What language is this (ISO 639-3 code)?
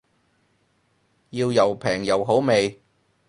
yue